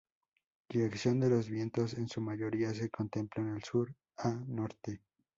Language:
Spanish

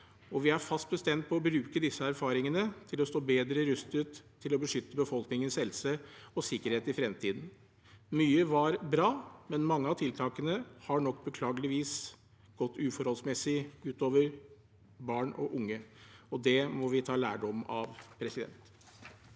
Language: Norwegian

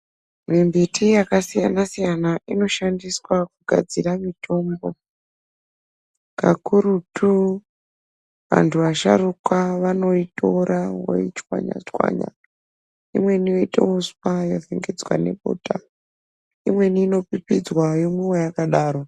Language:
Ndau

